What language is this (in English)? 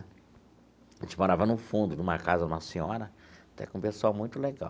Portuguese